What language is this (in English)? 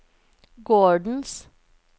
Norwegian